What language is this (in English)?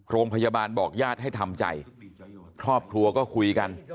Thai